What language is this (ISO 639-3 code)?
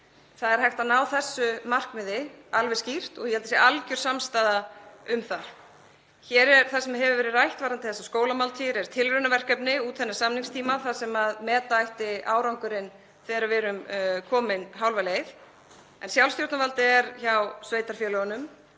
isl